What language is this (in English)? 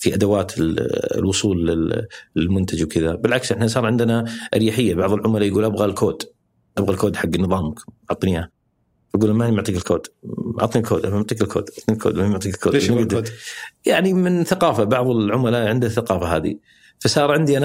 Arabic